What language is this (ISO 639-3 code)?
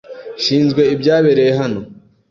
kin